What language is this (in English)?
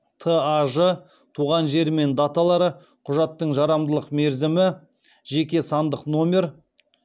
Kazakh